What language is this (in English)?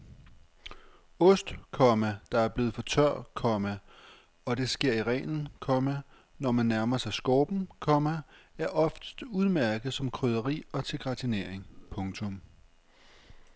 Danish